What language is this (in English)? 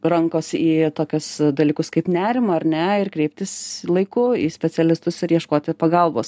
Lithuanian